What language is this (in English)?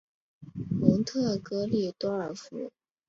Chinese